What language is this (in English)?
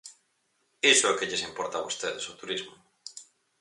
Galician